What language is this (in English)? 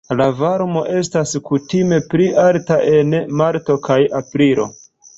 Esperanto